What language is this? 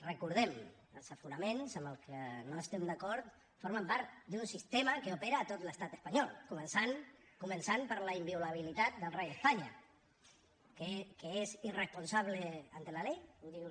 Catalan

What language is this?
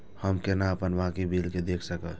Maithili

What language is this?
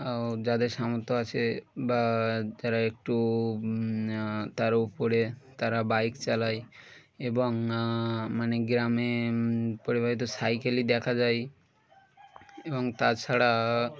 Bangla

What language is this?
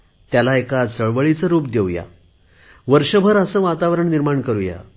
Marathi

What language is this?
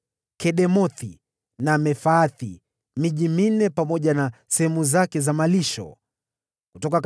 Swahili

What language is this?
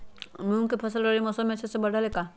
Magahi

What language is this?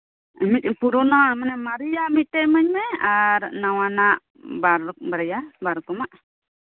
Santali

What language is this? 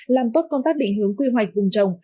Vietnamese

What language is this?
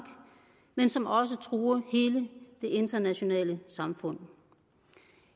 Danish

